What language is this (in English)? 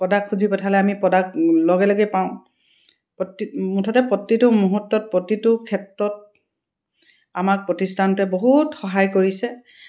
Assamese